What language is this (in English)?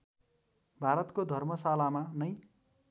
Nepali